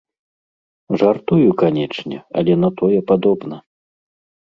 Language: Belarusian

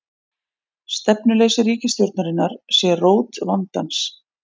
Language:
Icelandic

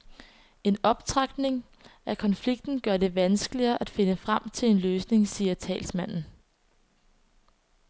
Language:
Danish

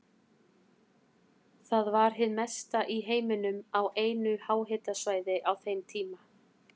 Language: Icelandic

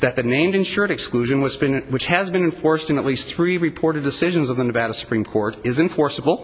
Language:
English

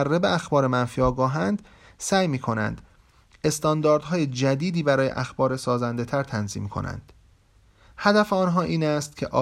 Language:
Persian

